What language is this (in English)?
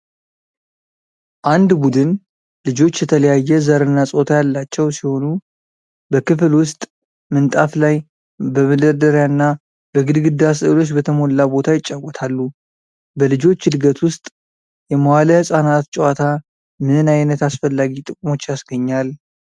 Amharic